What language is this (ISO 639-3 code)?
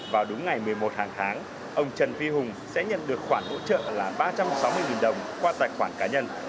vie